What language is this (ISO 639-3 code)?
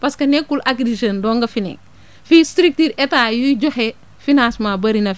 wol